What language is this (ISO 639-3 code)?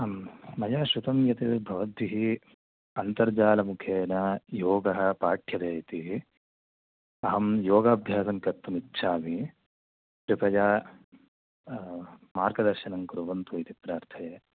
san